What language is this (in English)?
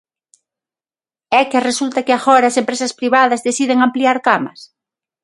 Galician